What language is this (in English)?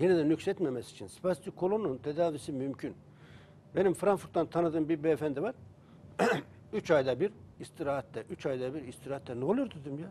Turkish